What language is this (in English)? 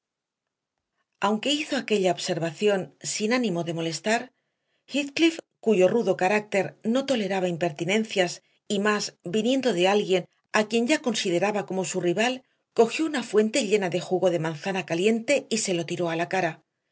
Spanish